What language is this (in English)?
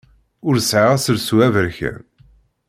Kabyle